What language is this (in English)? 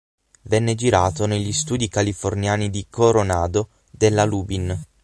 Italian